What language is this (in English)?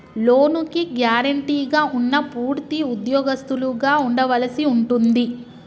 Telugu